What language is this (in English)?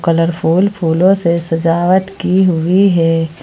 Hindi